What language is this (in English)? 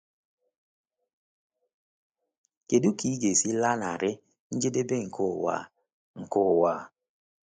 Igbo